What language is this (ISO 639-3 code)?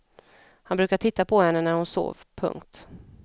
swe